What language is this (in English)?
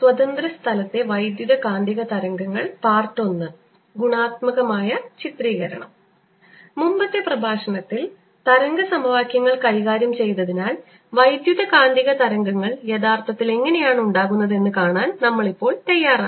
Malayalam